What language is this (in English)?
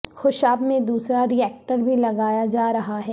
Urdu